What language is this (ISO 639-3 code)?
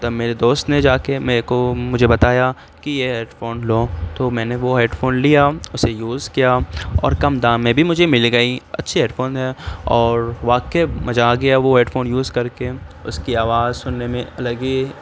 urd